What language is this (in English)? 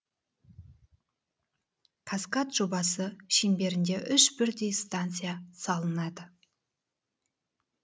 Kazakh